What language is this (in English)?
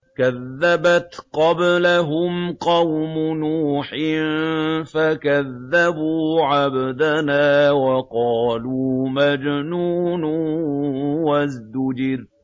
Arabic